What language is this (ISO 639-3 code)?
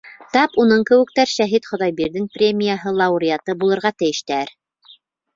bak